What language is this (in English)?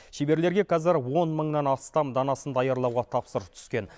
Kazakh